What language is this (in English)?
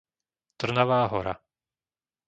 Slovak